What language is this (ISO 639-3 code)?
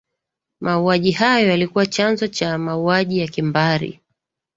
swa